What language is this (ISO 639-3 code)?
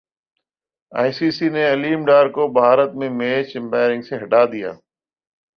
urd